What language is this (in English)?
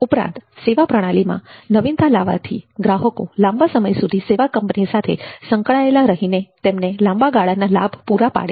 Gujarati